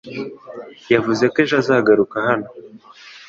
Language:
Kinyarwanda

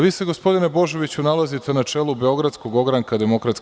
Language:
Serbian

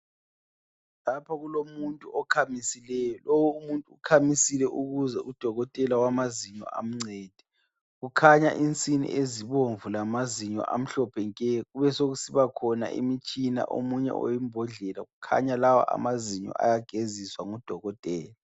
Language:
North Ndebele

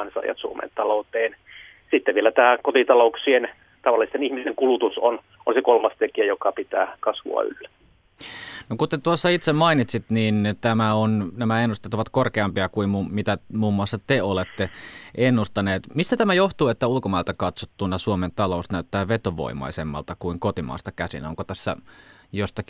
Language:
Finnish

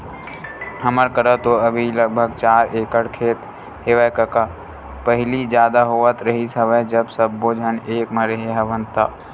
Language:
Chhattisgarhi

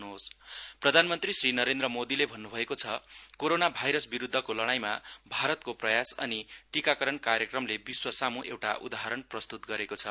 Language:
Nepali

